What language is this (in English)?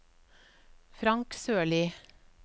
Norwegian